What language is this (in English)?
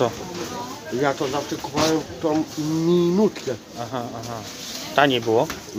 Polish